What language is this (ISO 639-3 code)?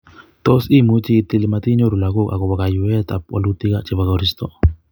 kln